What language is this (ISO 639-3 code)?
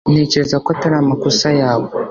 kin